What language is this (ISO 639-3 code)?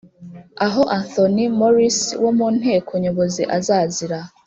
kin